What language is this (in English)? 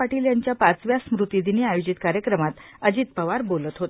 Marathi